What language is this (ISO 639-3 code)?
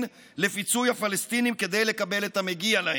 heb